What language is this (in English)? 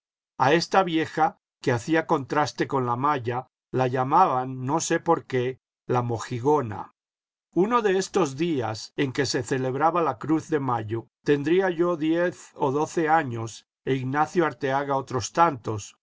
Spanish